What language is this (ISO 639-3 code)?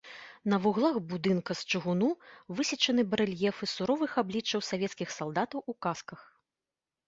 bel